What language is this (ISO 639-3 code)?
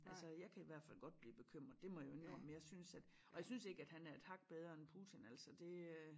dan